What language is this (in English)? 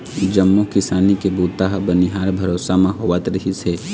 Chhattisgarhi